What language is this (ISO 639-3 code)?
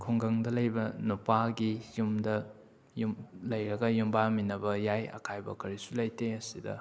mni